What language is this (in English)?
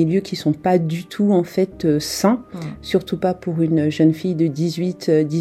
French